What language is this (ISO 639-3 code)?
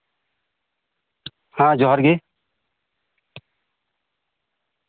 sat